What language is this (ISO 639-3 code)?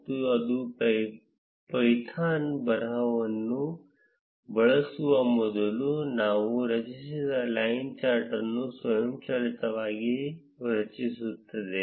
kan